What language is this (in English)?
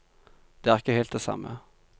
Norwegian